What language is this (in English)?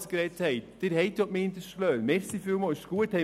Swiss German